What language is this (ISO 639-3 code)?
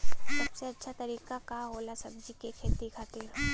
bho